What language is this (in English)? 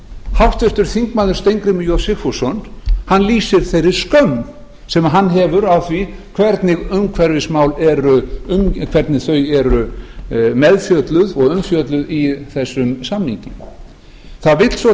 Icelandic